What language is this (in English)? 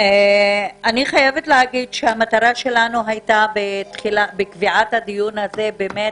Hebrew